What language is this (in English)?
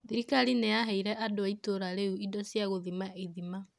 Kikuyu